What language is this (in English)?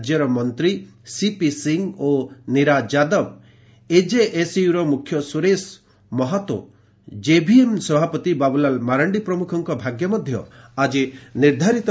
Odia